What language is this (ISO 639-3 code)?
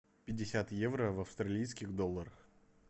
rus